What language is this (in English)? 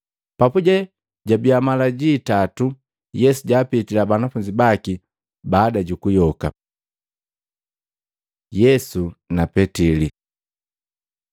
Matengo